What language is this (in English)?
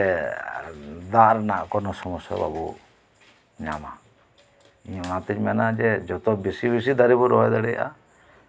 Santali